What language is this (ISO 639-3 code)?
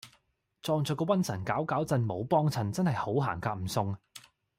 yue